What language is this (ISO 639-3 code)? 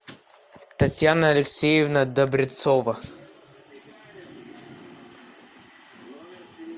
rus